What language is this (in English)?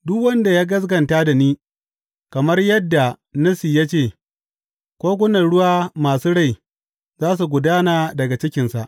Hausa